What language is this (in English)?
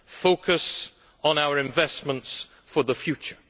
English